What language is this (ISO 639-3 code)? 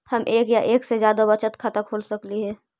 mag